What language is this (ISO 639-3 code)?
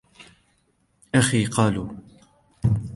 ara